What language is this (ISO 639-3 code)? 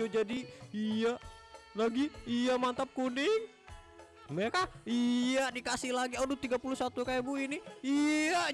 ind